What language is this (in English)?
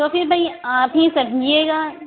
Urdu